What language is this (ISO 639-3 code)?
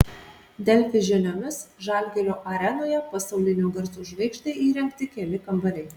lit